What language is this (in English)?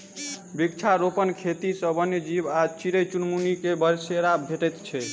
Maithili